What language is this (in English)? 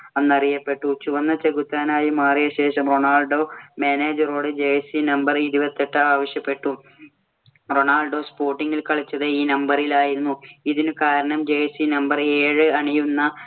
Malayalam